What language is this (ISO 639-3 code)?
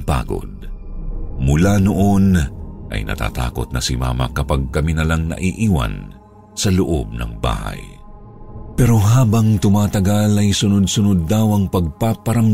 fil